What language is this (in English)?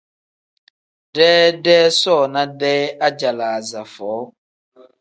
Tem